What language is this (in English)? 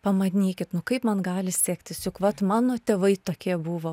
Lithuanian